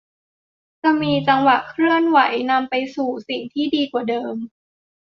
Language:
Thai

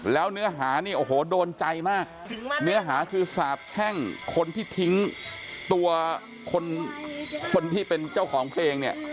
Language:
Thai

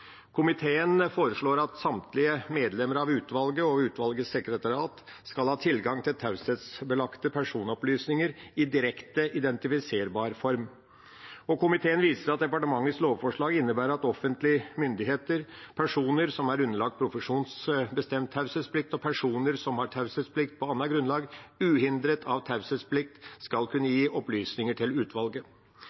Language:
Norwegian Bokmål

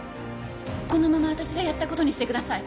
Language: Japanese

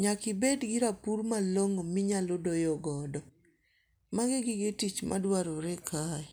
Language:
Luo (Kenya and Tanzania)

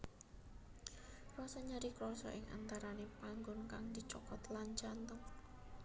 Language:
Javanese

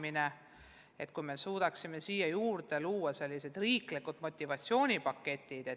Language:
Estonian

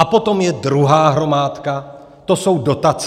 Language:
Czech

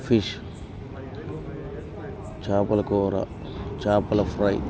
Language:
Telugu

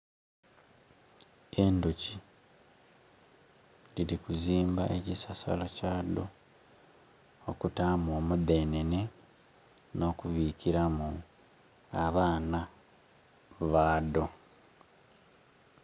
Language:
Soga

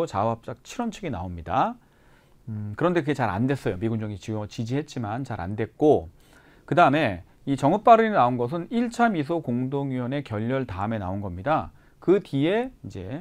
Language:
Korean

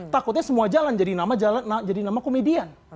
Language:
Indonesian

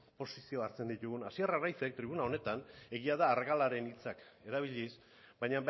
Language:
Basque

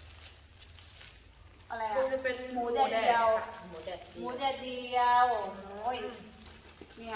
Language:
Thai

